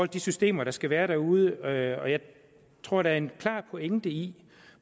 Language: Danish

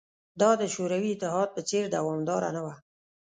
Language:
Pashto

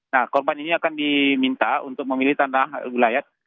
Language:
Indonesian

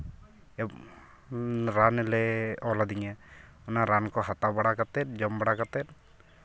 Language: Santali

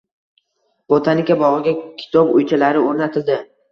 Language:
Uzbek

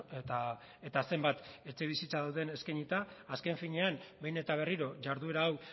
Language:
Basque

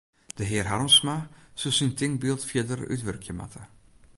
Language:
Western Frisian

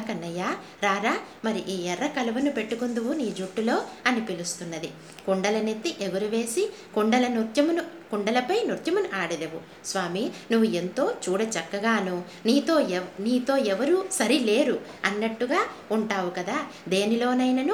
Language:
Telugu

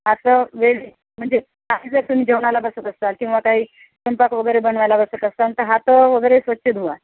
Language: Marathi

